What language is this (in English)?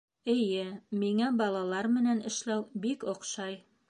Bashkir